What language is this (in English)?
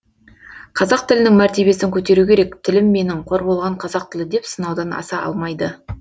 Kazakh